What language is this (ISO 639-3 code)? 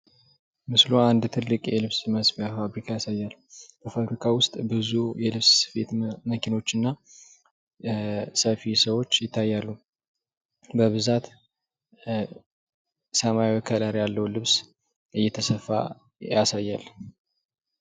amh